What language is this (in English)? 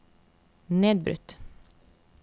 Norwegian